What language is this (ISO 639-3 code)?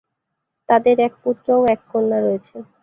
ben